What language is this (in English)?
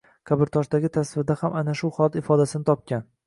Uzbek